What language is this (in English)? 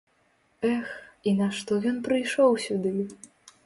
Belarusian